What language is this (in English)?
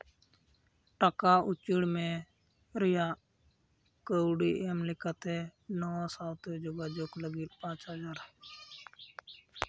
Santali